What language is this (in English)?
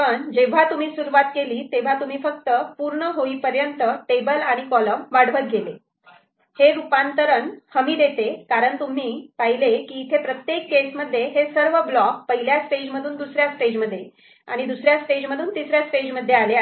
Marathi